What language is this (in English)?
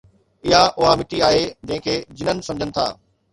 Sindhi